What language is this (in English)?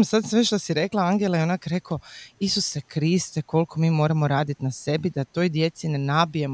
Croatian